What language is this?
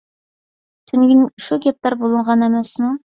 Uyghur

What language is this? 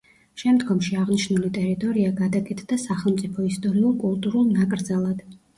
Georgian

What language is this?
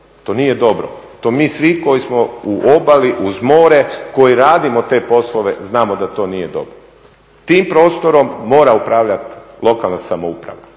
Croatian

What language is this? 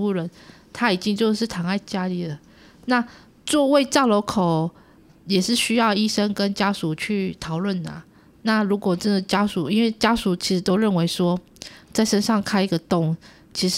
Chinese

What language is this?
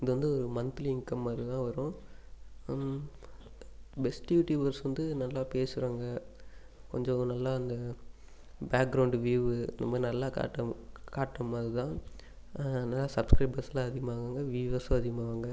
Tamil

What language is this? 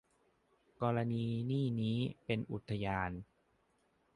Thai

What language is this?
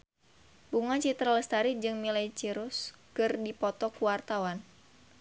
Sundanese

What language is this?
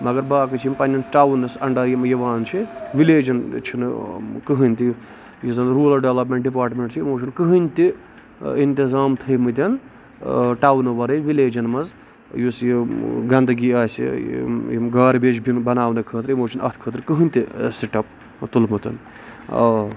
Kashmiri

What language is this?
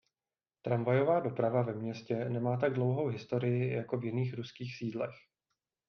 Czech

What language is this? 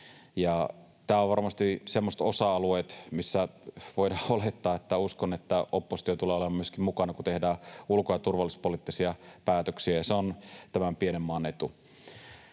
Finnish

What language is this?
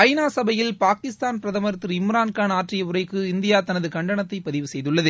Tamil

